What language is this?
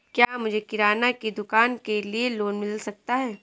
Hindi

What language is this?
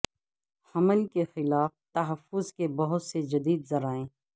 Urdu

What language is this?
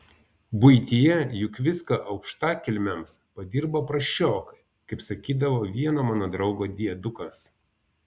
Lithuanian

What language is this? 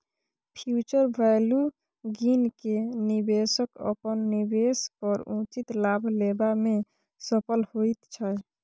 Maithili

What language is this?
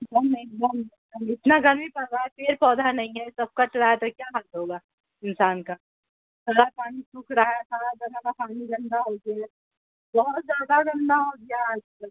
Urdu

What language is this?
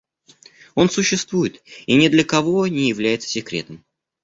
Russian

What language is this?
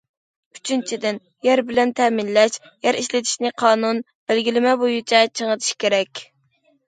Uyghur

